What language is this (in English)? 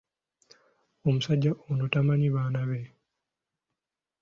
Ganda